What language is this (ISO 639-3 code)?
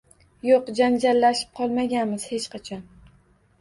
uzb